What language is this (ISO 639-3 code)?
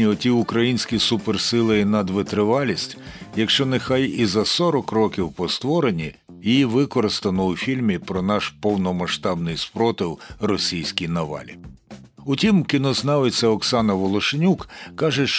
ukr